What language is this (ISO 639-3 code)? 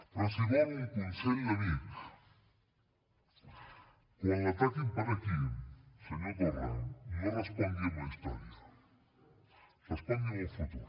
cat